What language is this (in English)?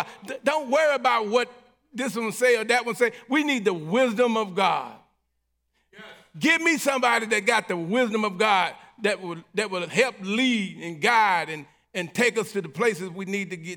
English